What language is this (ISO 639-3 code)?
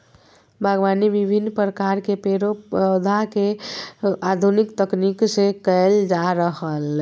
mag